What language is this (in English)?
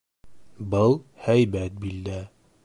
Bashkir